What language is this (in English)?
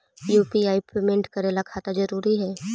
Magahi